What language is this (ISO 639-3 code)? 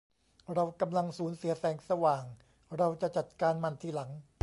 tha